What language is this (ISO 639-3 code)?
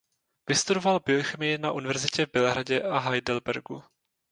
ces